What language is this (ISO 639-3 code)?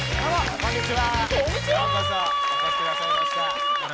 jpn